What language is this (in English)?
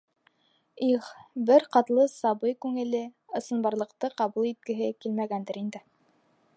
Bashkir